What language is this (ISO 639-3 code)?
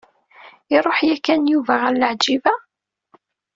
kab